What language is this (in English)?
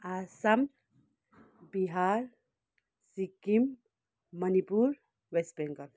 Nepali